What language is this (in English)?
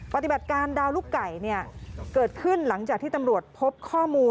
Thai